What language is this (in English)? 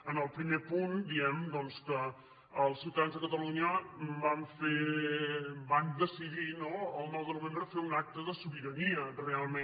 Catalan